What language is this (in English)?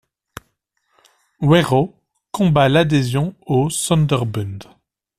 French